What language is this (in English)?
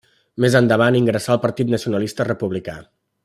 Catalan